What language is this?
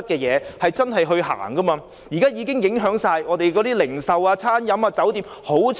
Cantonese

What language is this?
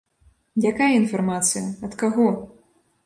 Belarusian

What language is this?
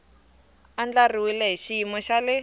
Tsonga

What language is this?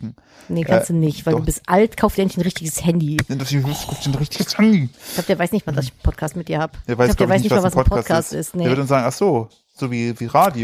German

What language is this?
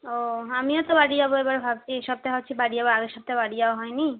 Bangla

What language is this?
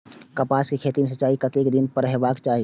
Maithili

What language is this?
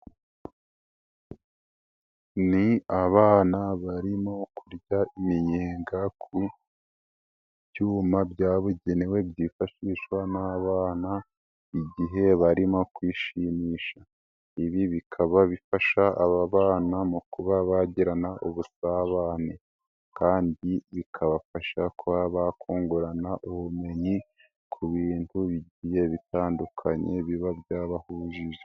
Kinyarwanda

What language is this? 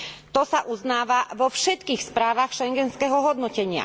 Slovak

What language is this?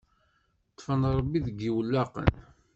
Kabyle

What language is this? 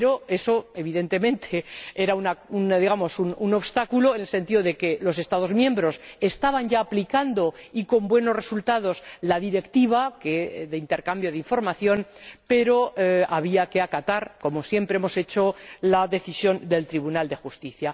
Spanish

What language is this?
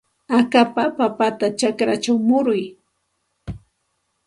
Santa Ana de Tusi Pasco Quechua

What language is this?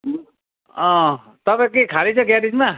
Nepali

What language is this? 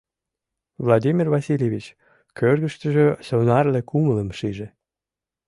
Mari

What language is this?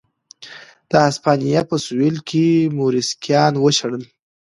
Pashto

